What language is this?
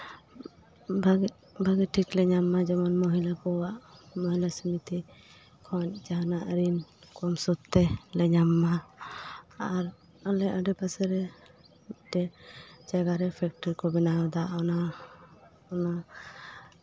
Santali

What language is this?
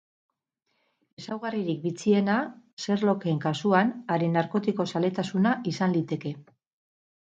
Basque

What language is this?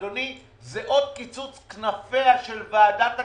Hebrew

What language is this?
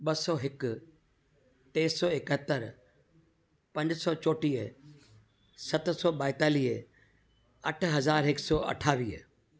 Sindhi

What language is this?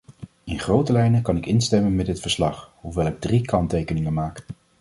Dutch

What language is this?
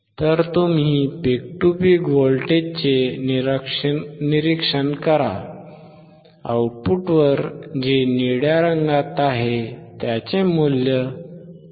Marathi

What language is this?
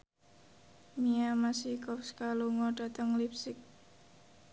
Javanese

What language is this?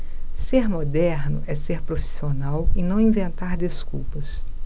Portuguese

